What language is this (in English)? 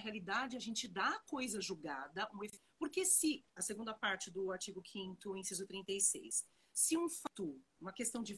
Portuguese